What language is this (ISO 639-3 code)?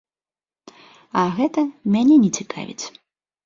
bel